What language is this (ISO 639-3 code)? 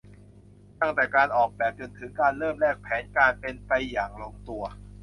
tha